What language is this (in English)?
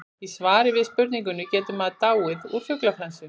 Icelandic